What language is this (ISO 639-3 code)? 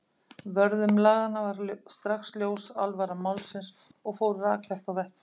isl